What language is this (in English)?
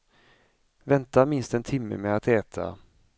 Swedish